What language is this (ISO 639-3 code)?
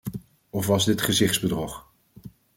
nld